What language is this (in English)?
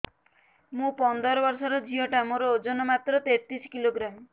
Odia